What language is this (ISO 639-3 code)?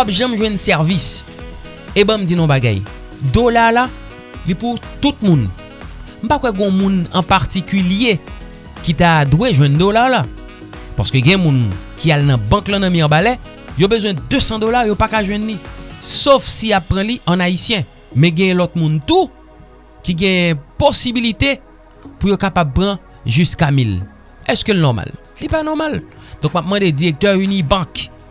fra